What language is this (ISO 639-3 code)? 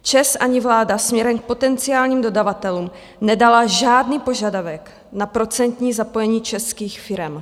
ces